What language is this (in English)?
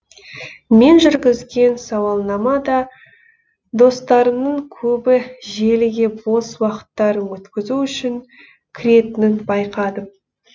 Kazakh